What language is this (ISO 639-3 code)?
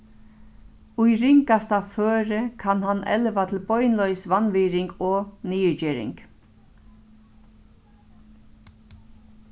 fao